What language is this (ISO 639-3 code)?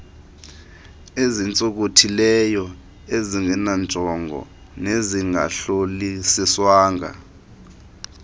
xho